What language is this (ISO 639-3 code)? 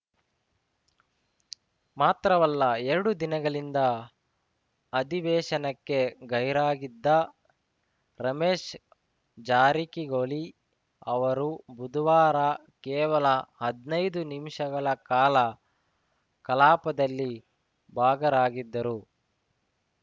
kan